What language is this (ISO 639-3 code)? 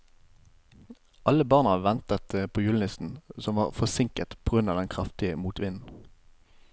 nor